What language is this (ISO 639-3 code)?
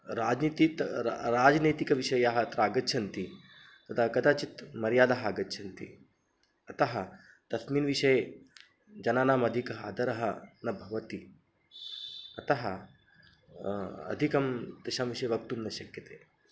san